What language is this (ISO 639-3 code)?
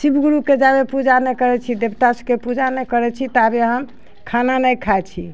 mai